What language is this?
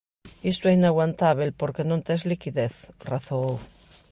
Galician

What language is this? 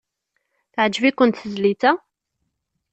Kabyle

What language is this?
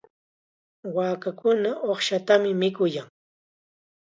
Chiquián Ancash Quechua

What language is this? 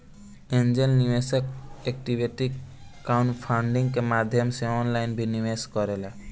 Bhojpuri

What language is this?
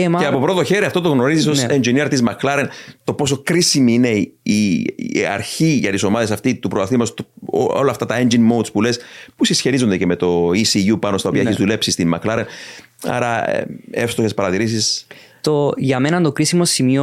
Greek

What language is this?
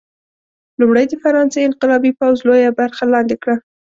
Pashto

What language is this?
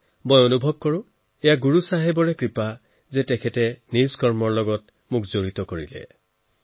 Assamese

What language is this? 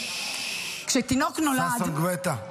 Hebrew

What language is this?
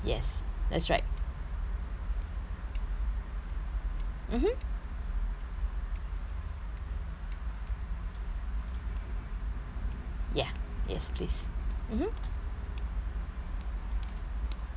English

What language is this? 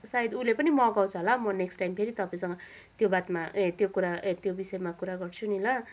Nepali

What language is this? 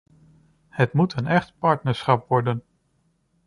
Dutch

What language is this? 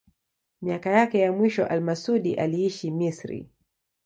Swahili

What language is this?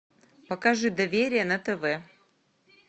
Russian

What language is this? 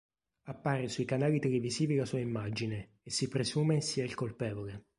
Italian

